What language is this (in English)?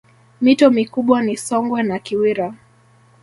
Swahili